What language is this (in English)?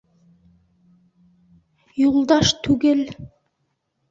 Bashkir